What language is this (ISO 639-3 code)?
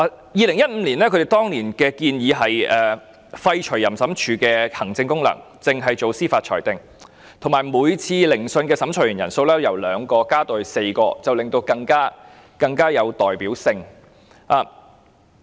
yue